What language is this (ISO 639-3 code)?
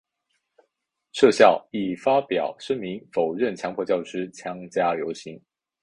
zho